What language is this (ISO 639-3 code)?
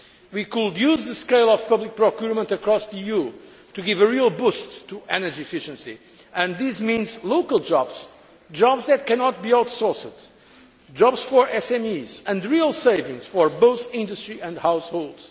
eng